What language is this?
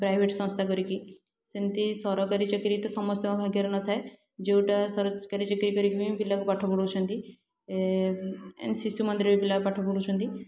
Odia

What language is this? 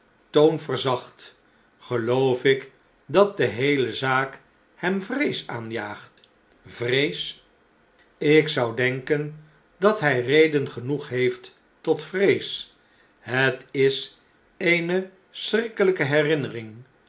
Dutch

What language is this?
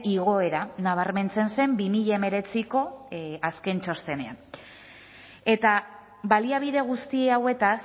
Basque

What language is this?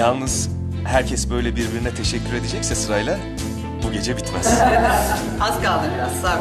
Turkish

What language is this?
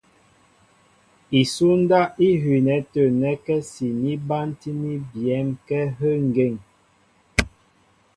Mbo (Cameroon)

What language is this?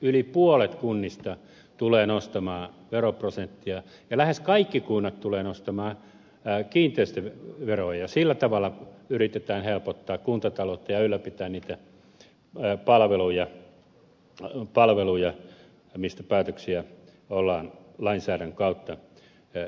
Finnish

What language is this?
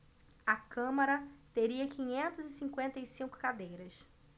Portuguese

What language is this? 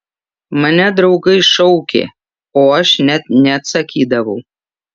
Lithuanian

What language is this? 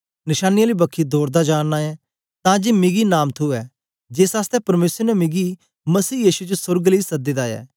Dogri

